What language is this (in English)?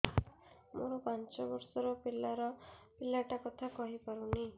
Odia